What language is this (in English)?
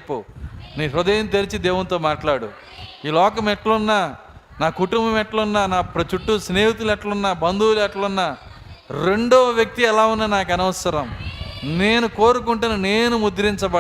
Telugu